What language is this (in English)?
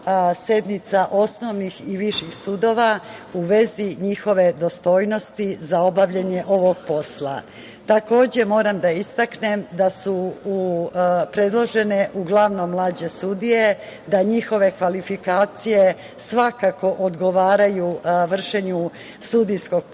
Serbian